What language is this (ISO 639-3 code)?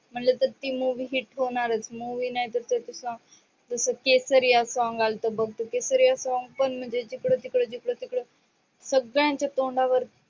mar